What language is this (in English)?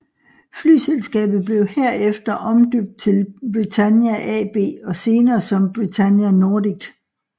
Danish